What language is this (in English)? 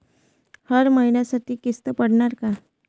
Marathi